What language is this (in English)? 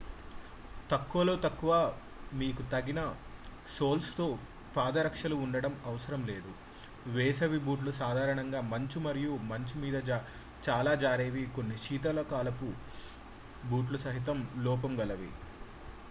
Telugu